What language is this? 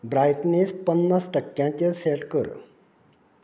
Konkani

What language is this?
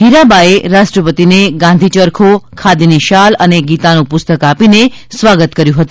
Gujarati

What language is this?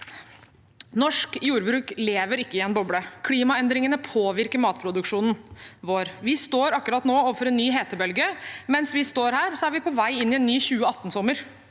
Norwegian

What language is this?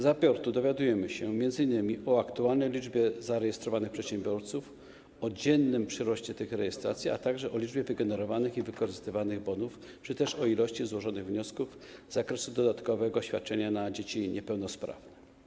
Polish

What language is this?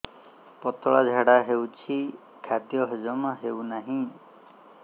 Odia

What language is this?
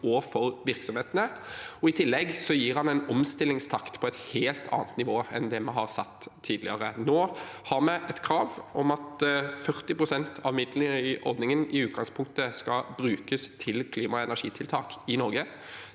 Norwegian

